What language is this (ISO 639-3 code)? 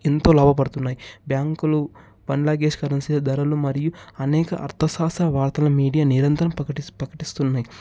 tel